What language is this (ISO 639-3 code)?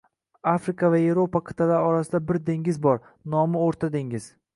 uzb